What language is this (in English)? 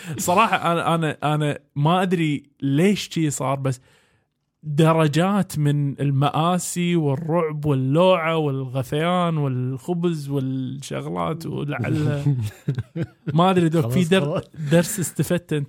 Arabic